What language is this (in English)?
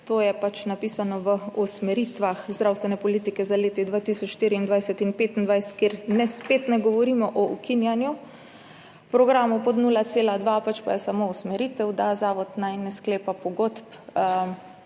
Slovenian